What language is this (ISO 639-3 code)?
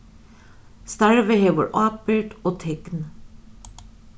fao